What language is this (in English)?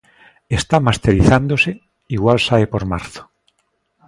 Galician